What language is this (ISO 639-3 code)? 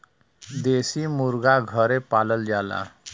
bho